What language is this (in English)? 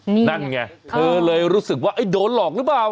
Thai